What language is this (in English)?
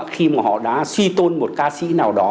Vietnamese